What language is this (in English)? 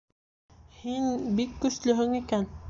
Bashkir